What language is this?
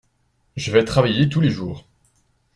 French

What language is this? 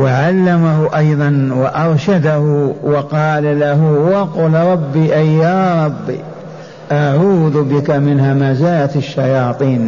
Arabic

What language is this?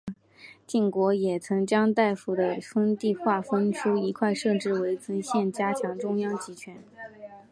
Chinese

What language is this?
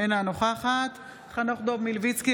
Hebrew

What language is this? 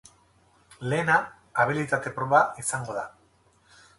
Basque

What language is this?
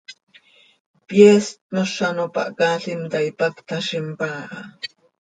Seri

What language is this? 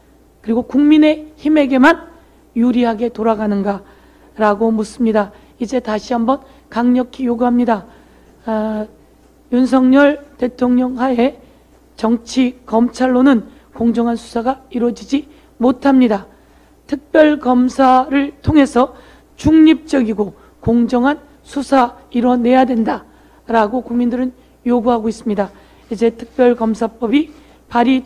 Korean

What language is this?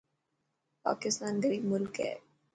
Dhatki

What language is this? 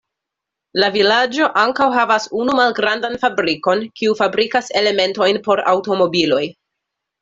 Esperanto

